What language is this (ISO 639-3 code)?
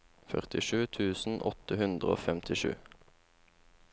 nor